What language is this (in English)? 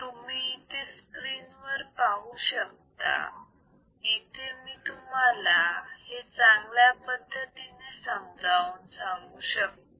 Marathi